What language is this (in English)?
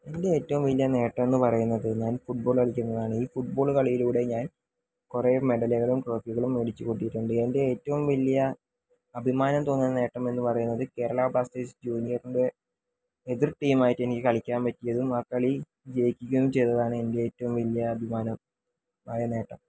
Malayalam